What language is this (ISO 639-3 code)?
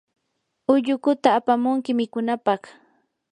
qur